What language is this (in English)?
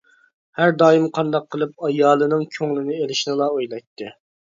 Uyghur